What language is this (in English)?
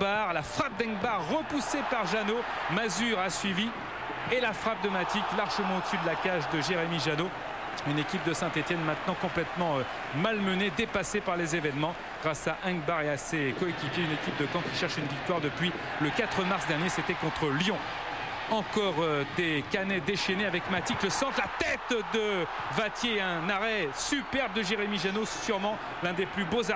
French